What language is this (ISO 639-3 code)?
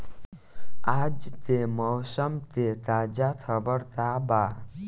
bho